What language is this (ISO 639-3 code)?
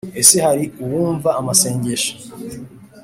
kin